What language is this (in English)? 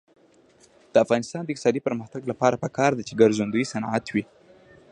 Pashto